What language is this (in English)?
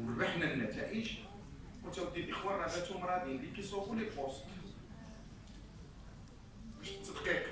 Arabic